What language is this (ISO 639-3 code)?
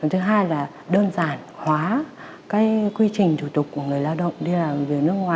vie